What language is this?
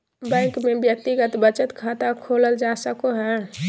Magahi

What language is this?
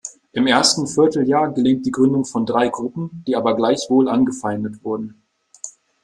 German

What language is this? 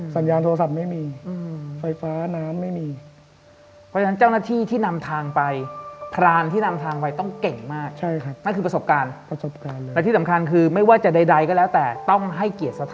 Thai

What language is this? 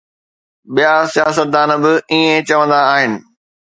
Sindhi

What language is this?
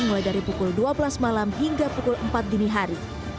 Indonesian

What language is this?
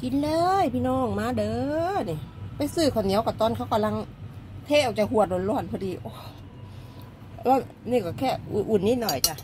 Thai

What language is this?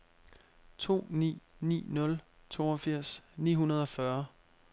Danish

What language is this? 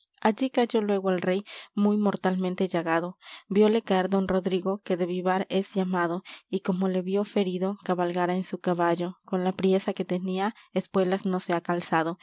Spanish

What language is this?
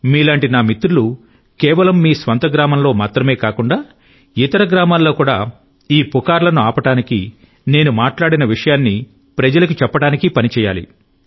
Telugu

